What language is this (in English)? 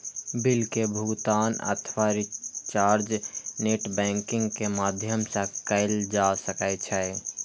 Maithili